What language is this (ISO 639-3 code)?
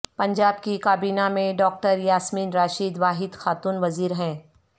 urd